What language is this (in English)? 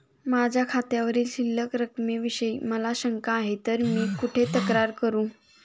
Marathi